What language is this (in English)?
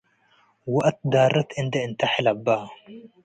Tigre